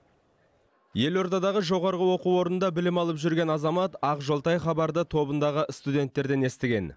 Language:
Kazakh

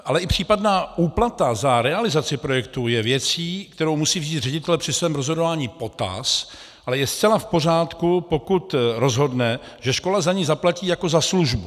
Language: Czech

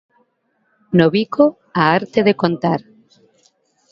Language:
Galician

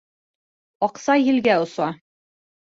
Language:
Bashkir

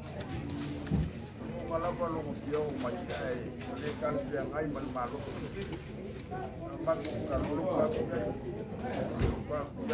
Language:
Romanian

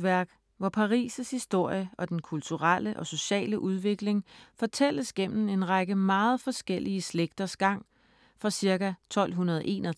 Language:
Danish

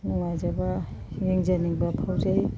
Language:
Manipuri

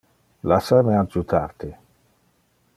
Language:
Interlingua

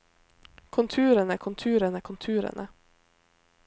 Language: Norwegian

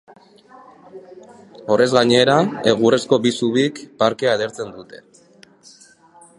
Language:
Basque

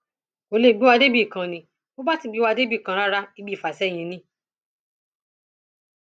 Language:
Yoruba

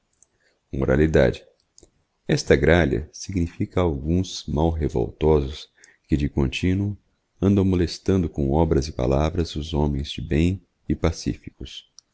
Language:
Portuguese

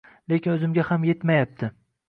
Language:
Uzbek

